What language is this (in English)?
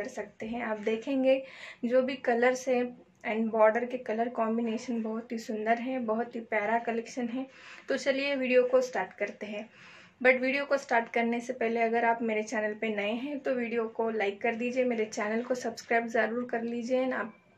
Hindi